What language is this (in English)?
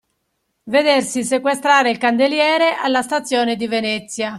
Italian